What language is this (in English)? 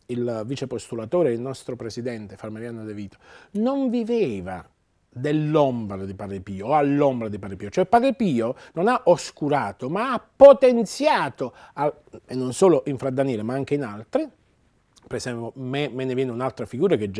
Italian